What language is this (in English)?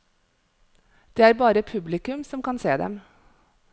Norwegian